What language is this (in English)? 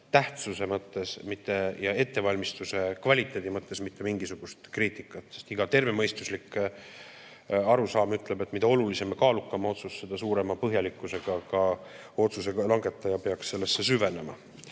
Estonian